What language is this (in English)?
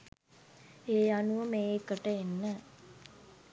Sinhala